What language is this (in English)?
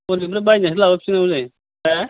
Bodo